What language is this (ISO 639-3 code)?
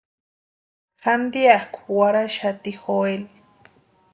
pua